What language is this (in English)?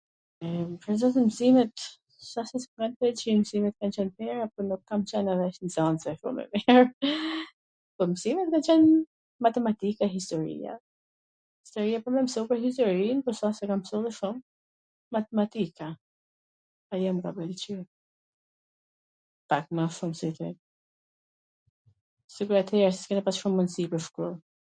Gheg Albanian